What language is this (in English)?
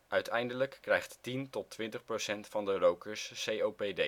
Dutch